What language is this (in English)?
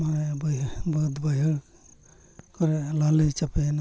Santali